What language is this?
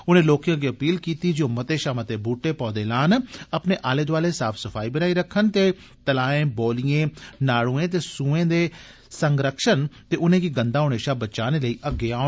Dogri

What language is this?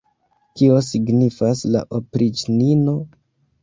Esperanto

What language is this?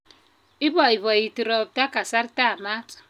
Kalenjin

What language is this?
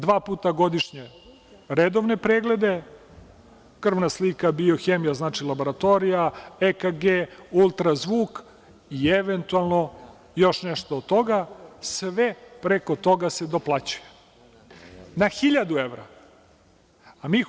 Serbian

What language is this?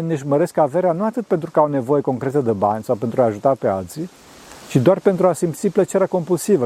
Romanian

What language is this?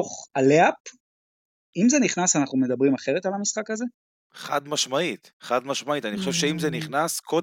Hebrew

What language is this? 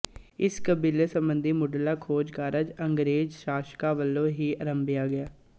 Punjabi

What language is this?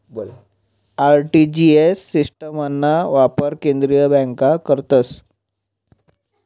Marathi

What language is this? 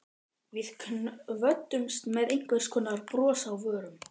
Icelandic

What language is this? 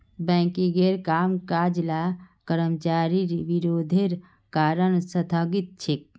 Magahi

